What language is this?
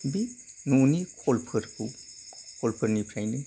Bodo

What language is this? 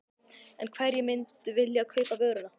Icelandic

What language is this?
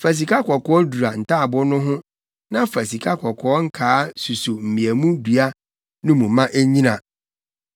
Akan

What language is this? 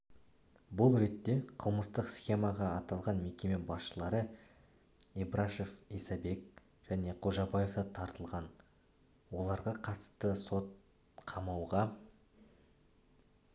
Kazakh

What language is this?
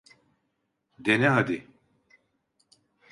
Turkish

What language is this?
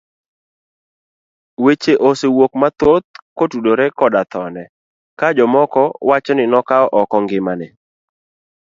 Luo (Kenya and Tanzania)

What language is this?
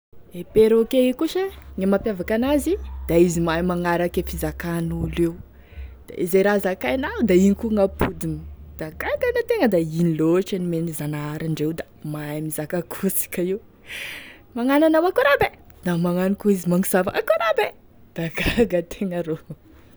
Tesaka Malagasy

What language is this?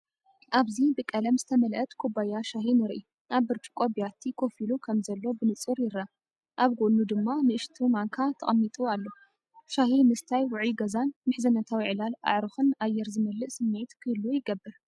Tigrinya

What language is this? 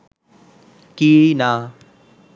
Bangla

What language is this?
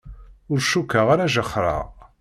Kabyle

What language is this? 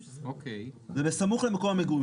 Hebrew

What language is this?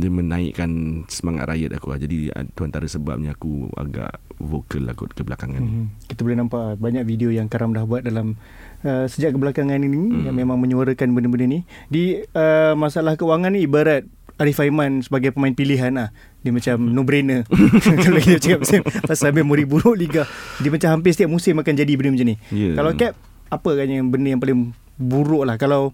Malay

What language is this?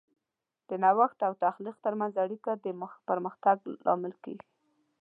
Pashto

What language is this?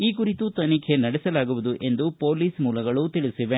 Kannada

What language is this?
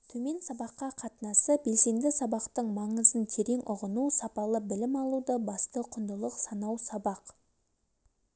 Kazakh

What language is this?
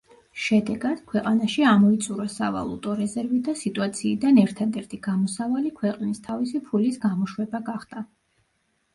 Georgian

